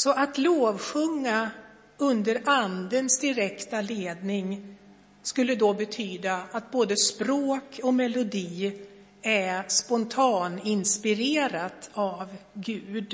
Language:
Swedish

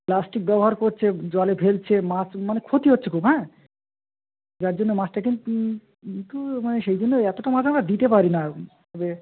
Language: Bangla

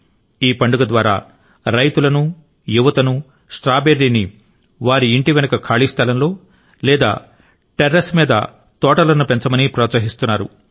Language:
Telugu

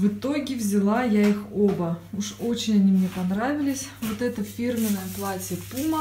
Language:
Russian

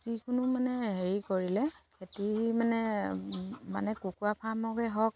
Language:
Assamese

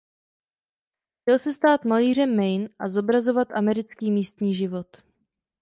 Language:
Czech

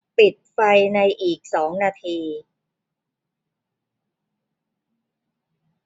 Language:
Thai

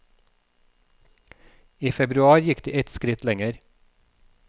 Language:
Norwegian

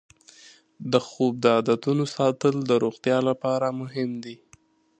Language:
Pashto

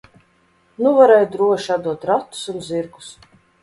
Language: Latvian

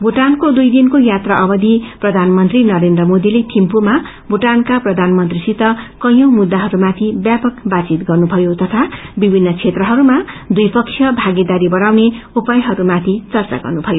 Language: Nepali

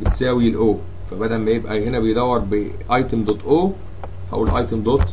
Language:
Arabic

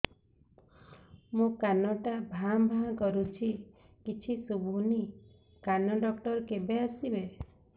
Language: Odia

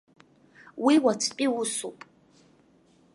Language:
Abkhazian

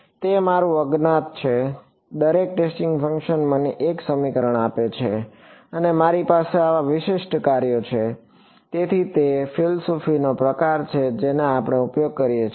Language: Gujarati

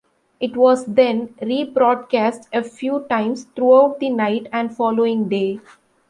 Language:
English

